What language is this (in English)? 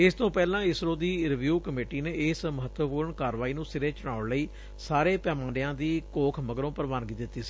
Punjabi